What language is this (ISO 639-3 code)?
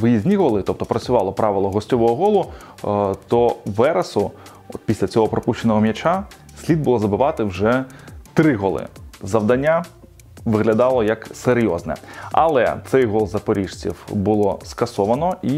ukr